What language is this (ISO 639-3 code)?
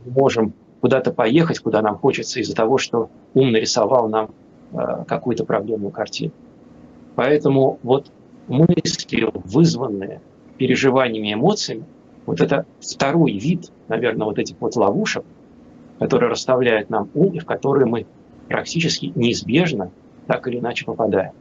rus